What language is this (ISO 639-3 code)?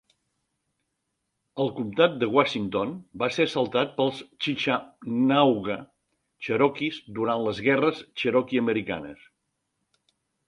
cat